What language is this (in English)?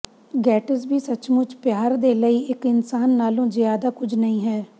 Punjabi